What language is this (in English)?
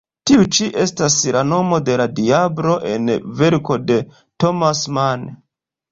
Esperanto